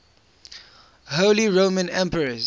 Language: English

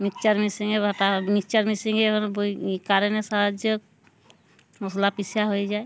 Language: Bangla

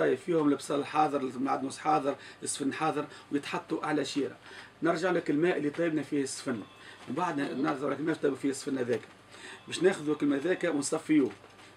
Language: Arabic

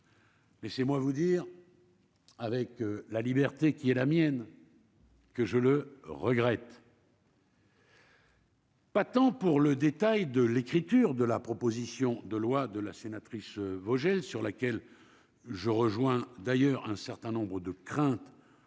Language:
French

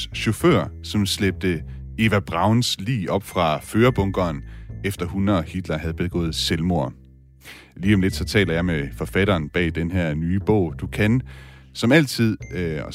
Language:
Danish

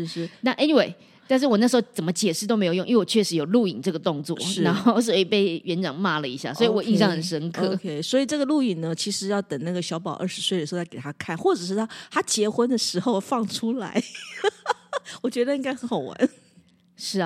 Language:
Chinese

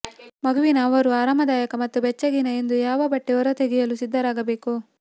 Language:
Kannada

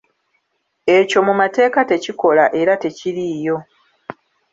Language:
Ganda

